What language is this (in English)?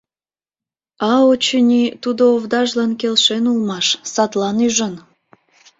Mari